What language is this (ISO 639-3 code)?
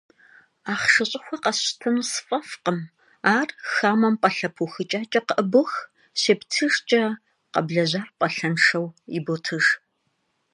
kbd